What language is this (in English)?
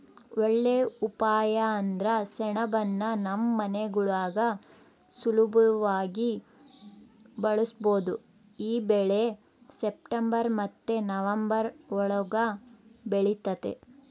Kannada